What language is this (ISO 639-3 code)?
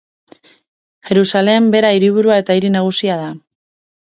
eus